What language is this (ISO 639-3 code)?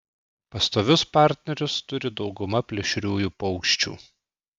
lit